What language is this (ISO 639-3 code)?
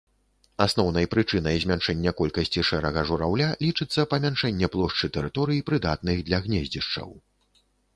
bel